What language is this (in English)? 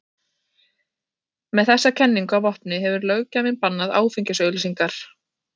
Icelandic